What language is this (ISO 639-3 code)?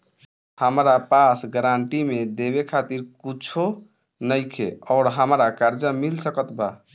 bho